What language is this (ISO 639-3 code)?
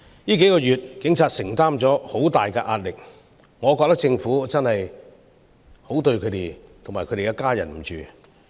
yue